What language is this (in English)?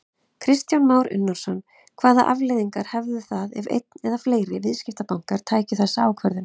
Icelandic